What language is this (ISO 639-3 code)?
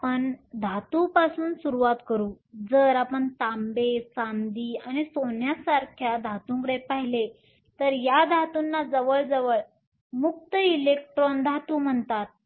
mar